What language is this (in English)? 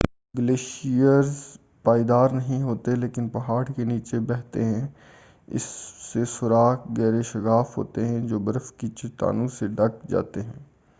Urdu